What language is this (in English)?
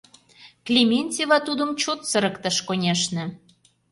Mari